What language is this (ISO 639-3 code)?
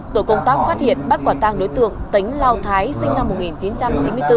vie